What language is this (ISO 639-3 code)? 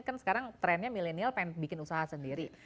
ind